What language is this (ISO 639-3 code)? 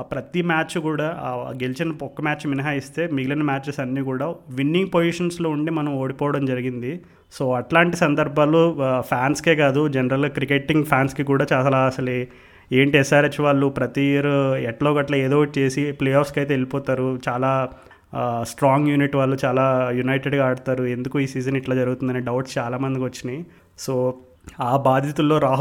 tel